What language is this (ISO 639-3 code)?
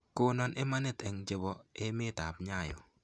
kln